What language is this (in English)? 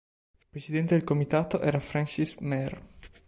Italian